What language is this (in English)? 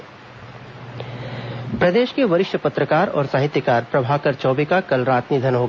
Hindi